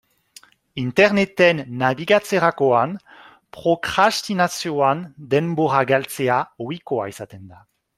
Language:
Basque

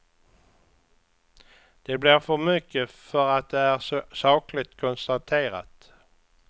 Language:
Swedish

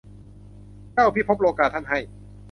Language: Thai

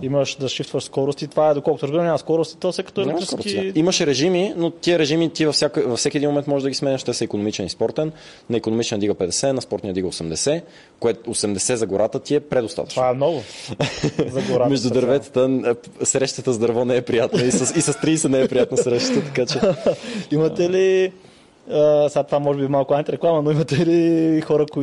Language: Bulgarian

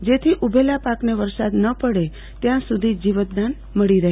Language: Gujarati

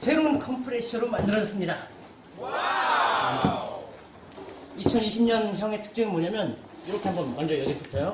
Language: Korean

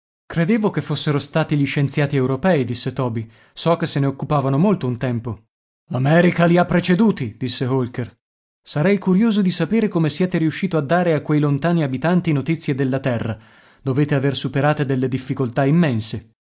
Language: Italian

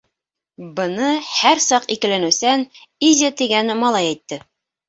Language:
Bashkir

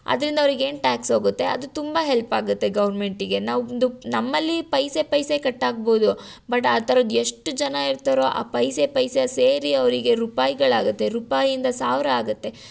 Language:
Kannada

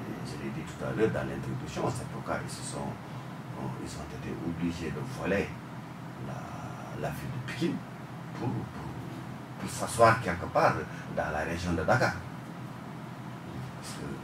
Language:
French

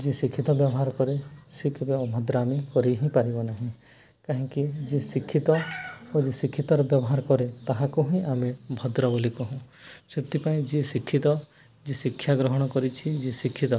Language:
Odia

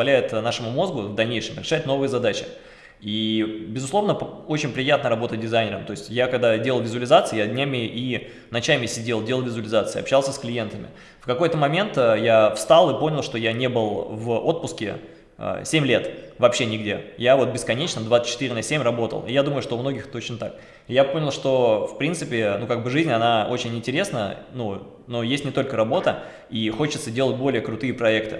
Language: Russian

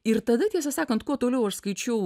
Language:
Lithuanian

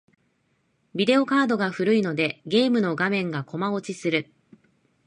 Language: Japanese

